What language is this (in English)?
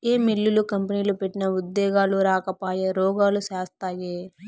Telugu